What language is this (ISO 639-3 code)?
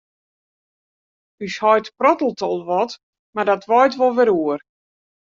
fry